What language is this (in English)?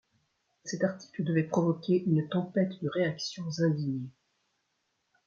French